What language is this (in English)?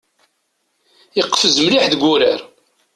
Kabyle